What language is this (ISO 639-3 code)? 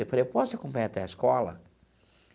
por